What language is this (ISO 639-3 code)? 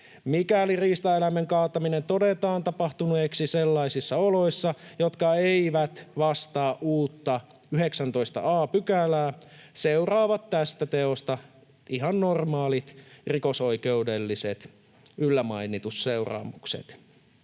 fin